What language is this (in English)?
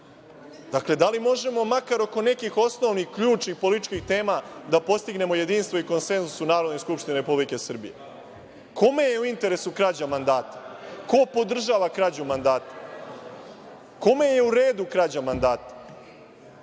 Serbian